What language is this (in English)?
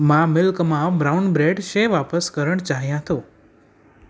Sindhi